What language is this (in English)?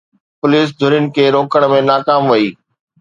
Sindhi